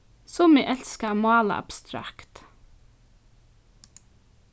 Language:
Faroese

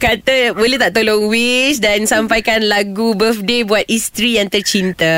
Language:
Malay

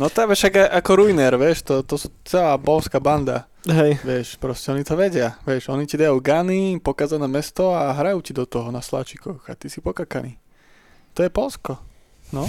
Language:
Slovak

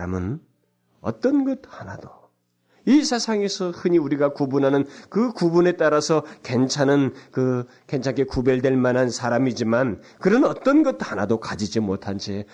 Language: Korean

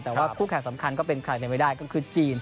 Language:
Thai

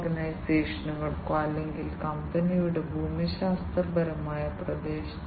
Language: Malayalam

